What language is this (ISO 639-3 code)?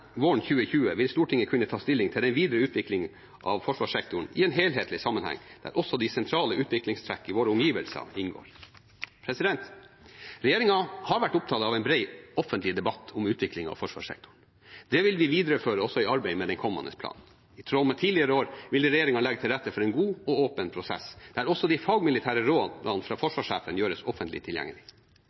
nob